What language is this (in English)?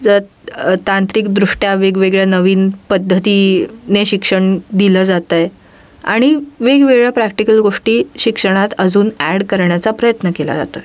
Marathi